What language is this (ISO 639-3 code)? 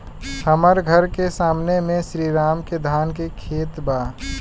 bho